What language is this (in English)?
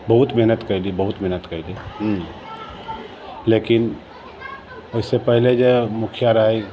Maithili